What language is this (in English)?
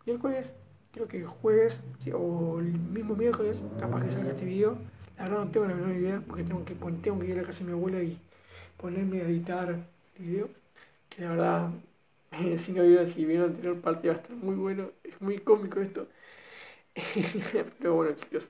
Spanish